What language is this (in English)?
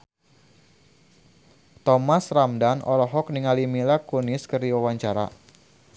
Sundanese